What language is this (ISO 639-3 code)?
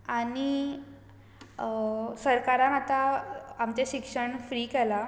kok